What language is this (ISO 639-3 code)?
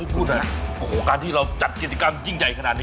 tha